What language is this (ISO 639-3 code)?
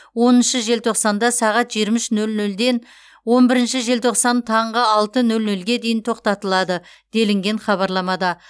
kaz